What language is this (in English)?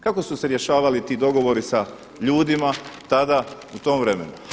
Croatian